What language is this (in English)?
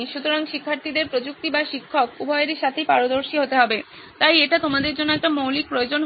Bangla